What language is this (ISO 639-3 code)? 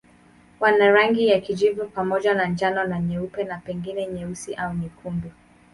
swa